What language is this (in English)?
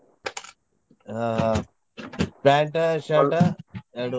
Kannada